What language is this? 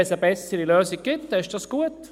Swiss German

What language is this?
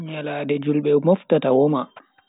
Bagirmi Fulfulde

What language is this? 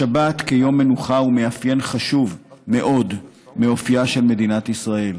Hebrew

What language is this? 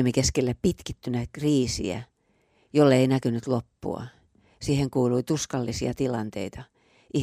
Finnish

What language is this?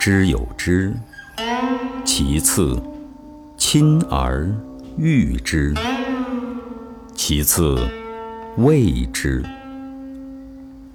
Chinese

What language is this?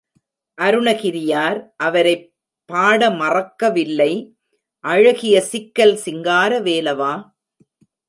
Tamil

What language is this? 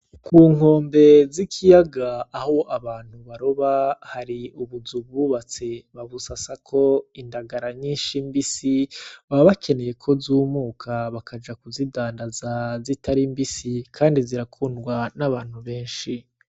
Rundi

